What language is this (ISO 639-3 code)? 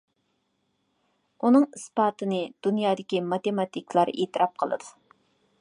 uig